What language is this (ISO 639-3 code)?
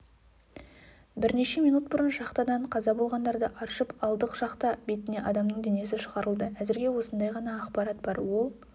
kaz